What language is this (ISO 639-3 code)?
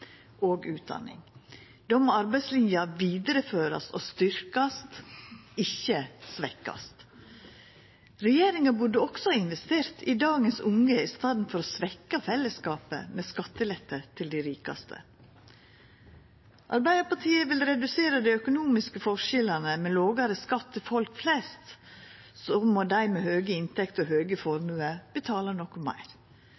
nno